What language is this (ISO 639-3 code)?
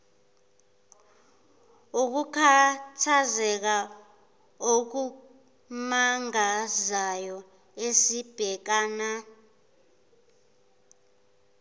zul